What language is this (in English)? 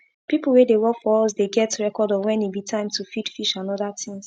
Nigerian Pidgin